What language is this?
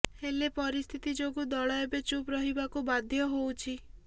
Odia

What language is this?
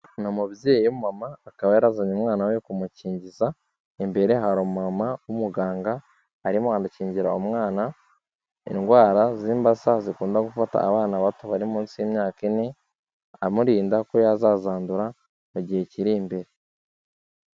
Kinyarwanda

